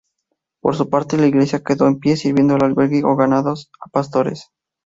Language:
Spanish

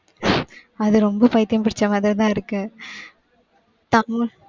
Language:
Tamil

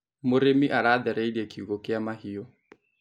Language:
Kikuyu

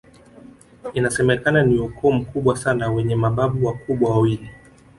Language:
Swahili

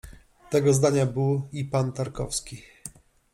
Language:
Polish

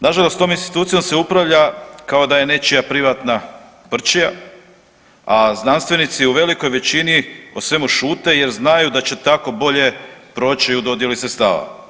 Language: Croatian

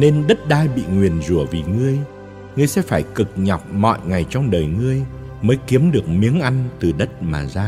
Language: Vietnamese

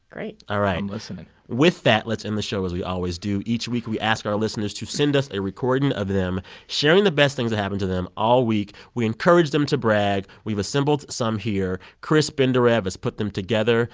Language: English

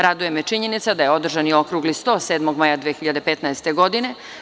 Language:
Serbian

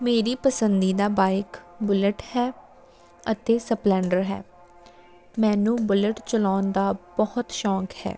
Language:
Punjabi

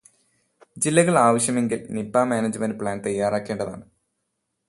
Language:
Malayalam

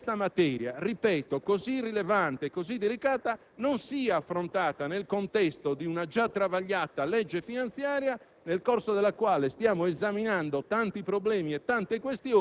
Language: Italian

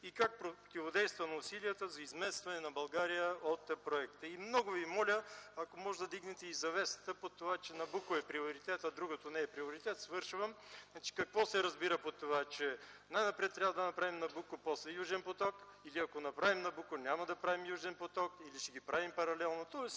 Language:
Bulgarian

